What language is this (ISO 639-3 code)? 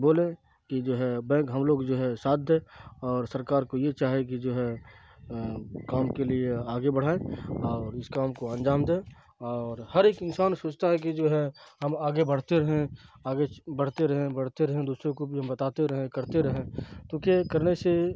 urd